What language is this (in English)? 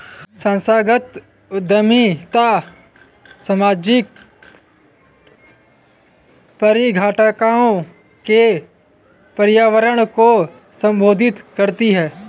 Hindi